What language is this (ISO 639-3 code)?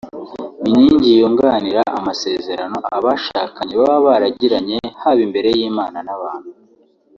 kin